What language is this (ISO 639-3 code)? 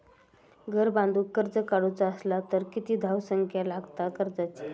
mar